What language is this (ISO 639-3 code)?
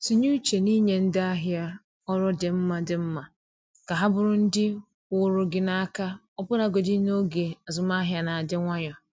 ibo